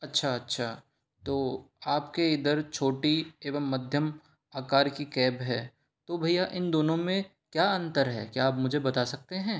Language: Hindi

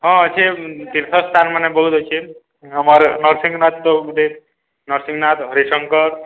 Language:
Odia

